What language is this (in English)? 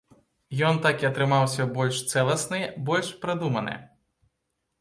Belarusian